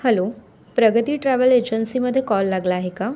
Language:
Marathi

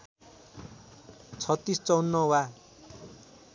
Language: Nepali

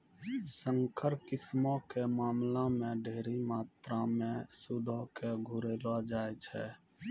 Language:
Maithili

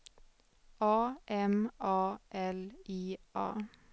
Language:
Swedish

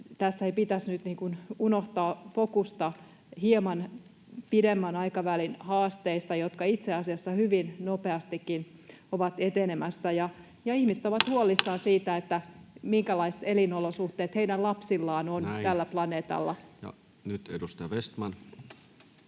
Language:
Finnish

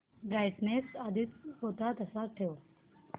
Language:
Marathi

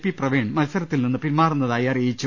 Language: Malayalam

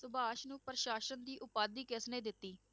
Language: Punjabi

